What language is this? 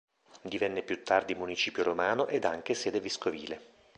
Italian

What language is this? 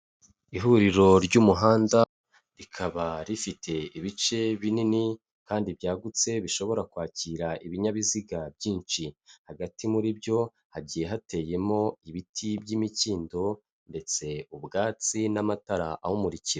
Kinyarwanda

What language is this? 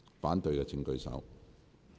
Cantonese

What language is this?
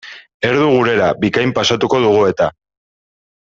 Basque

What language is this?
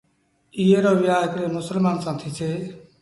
Sindhi Bhil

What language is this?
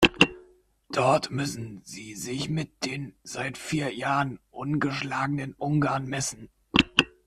German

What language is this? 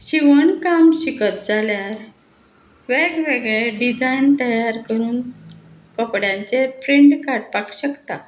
Konkani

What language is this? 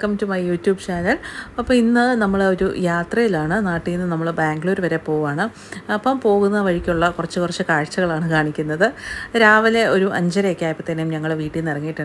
Malayalam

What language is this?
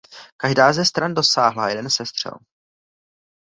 Czech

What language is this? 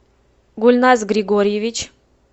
Russian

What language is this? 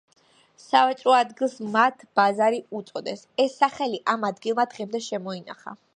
Georgian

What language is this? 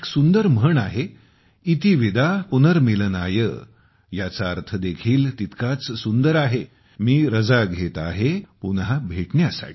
Marathi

